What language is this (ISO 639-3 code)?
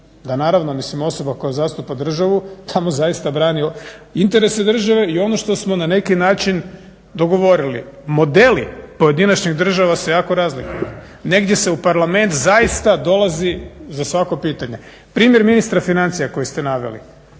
hrv